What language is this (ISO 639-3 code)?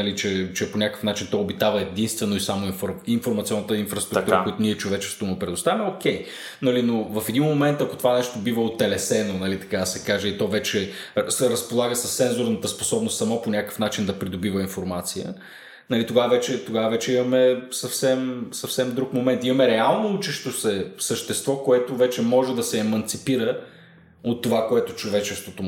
bul